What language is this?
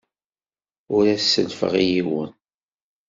Kabyle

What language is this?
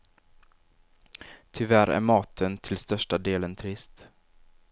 Swedish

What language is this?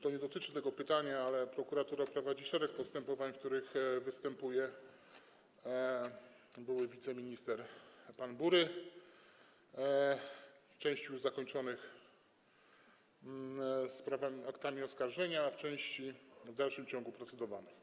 Polish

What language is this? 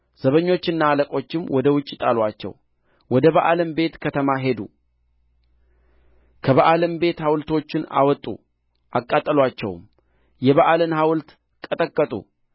Amharic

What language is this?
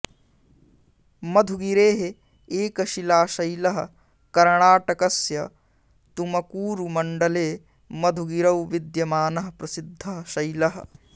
Sanskrit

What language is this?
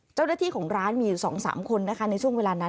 Thai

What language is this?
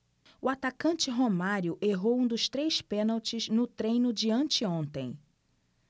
Portuguese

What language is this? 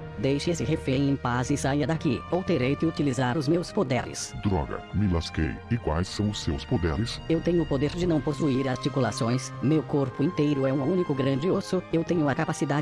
Portuguese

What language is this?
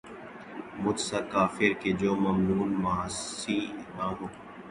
Urdu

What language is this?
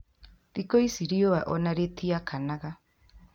Kikuyu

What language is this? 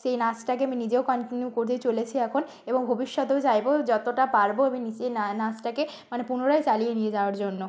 Bangla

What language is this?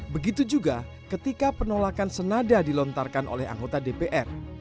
Indonesian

